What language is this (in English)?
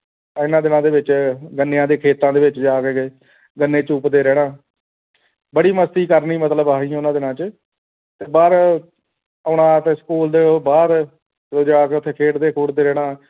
Punjabi